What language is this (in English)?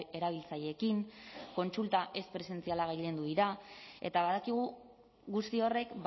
Basque